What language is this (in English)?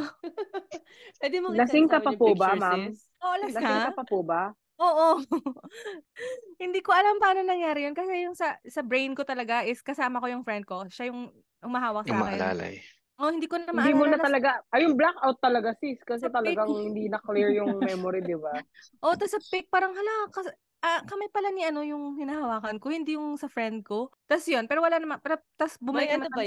Filipino